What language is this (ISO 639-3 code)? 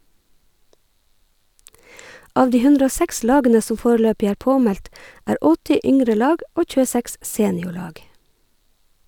nor